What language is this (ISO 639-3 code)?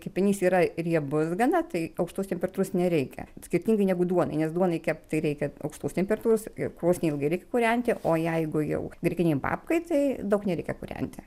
lit